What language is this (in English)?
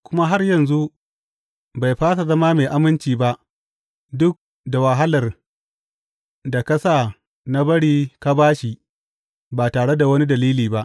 Hausa